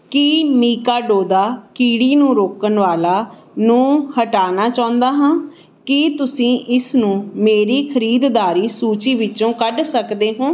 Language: Punjabi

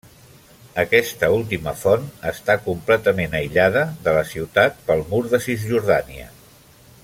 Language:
Catalan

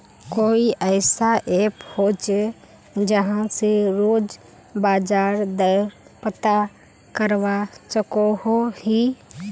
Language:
Magahi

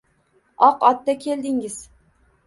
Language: Uzbek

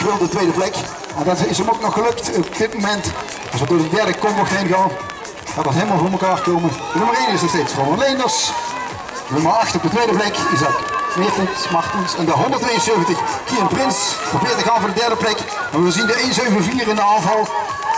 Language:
Dutch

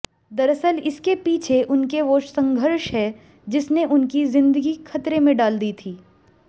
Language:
Hindi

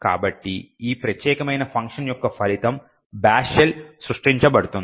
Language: Telugu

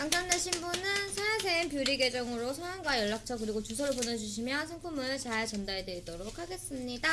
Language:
Korean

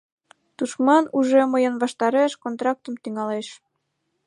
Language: Mari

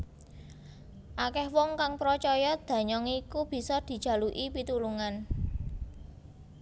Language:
Javanese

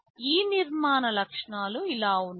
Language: Telugu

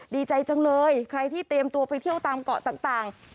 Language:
Thai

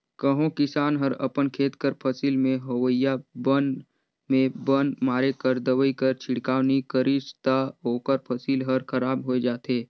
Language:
Chhattisgarhi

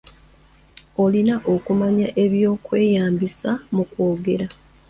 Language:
Ganda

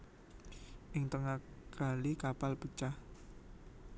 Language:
Javanese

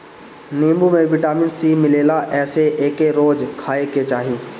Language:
Bhojpuri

